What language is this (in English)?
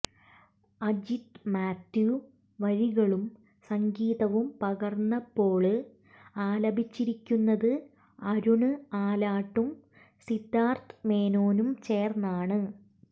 Malayalam